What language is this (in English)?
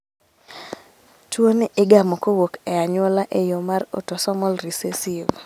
Luo (Kenya and Tanzania)